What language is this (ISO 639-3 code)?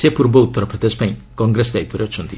ori